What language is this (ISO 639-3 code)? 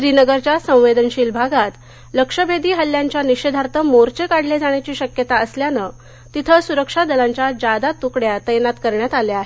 mar